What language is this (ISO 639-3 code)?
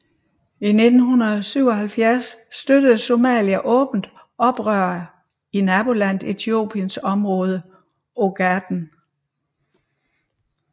dan